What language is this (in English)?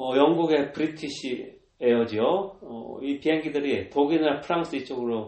Korean